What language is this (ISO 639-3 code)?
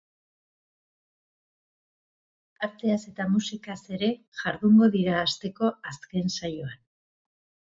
eus